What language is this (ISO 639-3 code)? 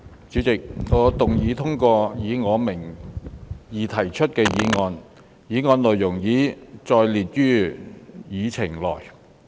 yue